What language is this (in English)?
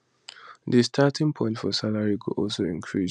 Nigerian Pidgin